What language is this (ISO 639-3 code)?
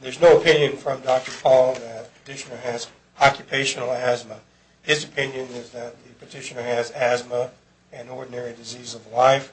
eng